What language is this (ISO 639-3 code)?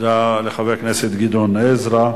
heb